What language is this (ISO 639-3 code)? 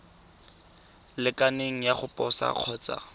tsn